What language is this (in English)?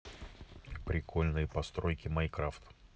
Russian